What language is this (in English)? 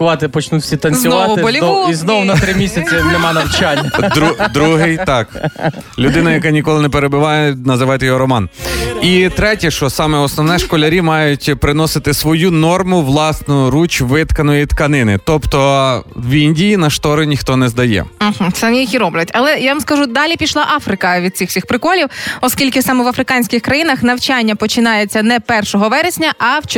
Ukrainian